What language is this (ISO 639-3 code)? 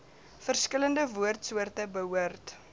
afr